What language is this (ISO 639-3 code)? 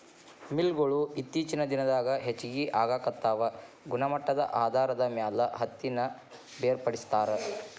kan